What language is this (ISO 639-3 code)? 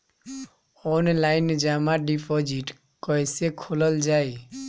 bho